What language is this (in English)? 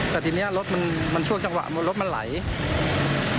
Thai